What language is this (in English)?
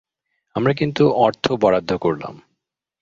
Bangla